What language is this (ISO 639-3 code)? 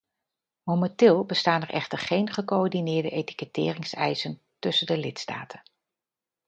nld